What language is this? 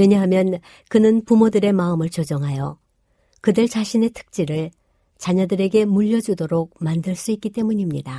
Korean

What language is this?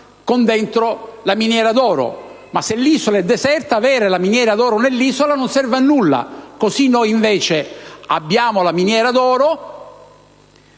Italian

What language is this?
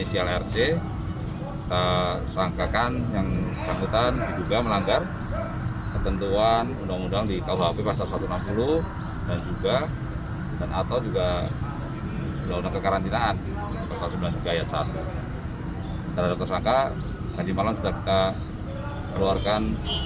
Indonesian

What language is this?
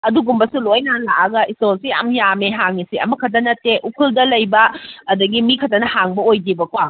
Manipuri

